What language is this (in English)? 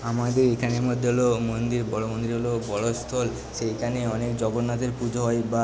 Bangla